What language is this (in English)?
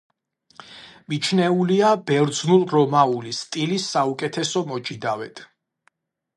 Georgian